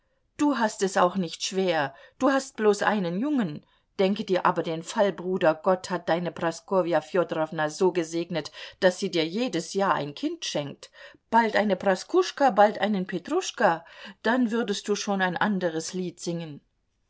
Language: German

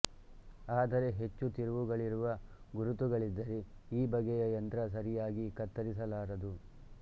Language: Kannada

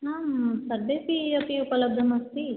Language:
Sanskrit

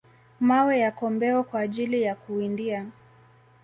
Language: Swahili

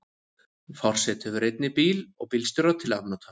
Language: Icelandic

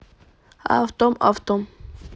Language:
Russian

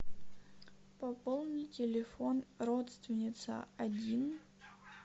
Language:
Russian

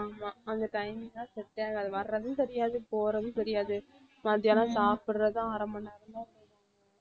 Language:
Tamil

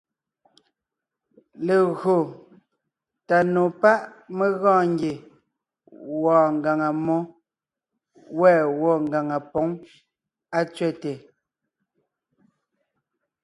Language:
Ngiemboon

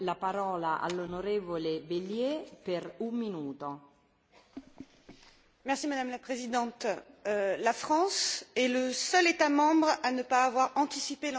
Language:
French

